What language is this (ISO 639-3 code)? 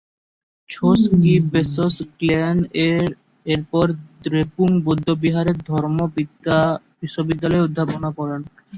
ben